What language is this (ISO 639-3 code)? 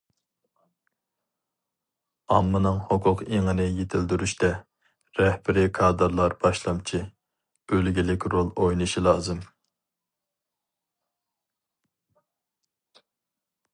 uig